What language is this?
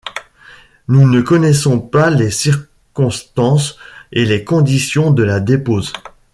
French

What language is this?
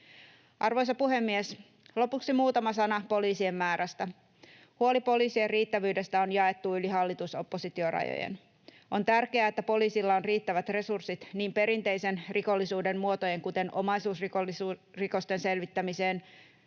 Finnish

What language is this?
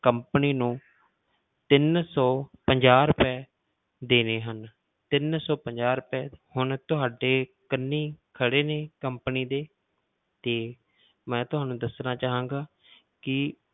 Punjabi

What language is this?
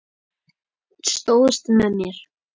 Icelandic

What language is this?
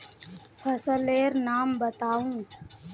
Magahi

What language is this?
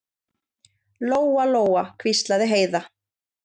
Icelandic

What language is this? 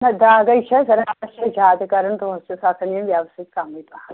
Kashmiri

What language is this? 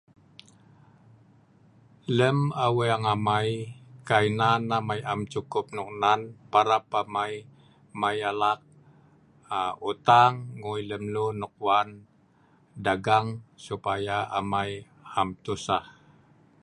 Sa'ban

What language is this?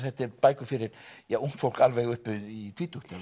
Icelandic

